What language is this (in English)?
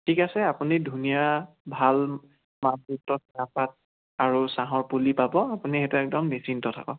Assamese